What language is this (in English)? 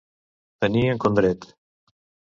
Catalan